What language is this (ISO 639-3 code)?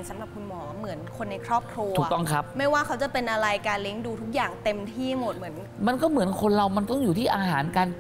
tha